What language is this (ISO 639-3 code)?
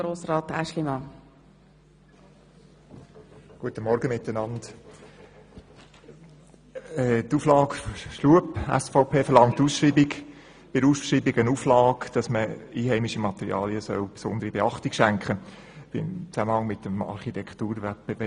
gsw